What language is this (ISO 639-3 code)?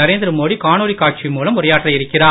tam